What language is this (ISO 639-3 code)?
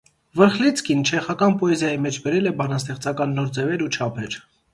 hye